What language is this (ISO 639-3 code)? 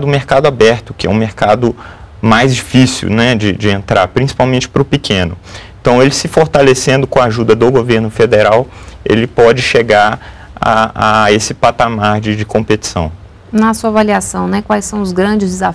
por